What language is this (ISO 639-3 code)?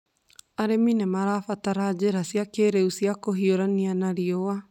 kik